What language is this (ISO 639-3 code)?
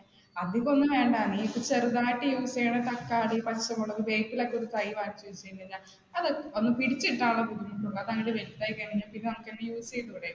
mal